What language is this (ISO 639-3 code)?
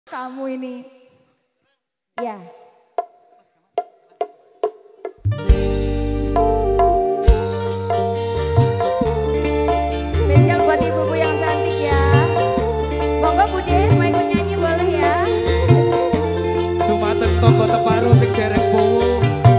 ind